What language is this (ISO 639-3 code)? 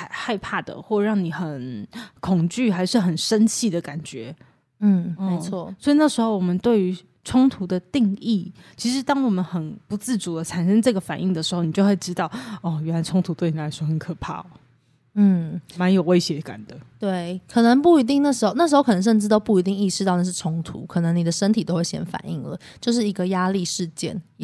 zho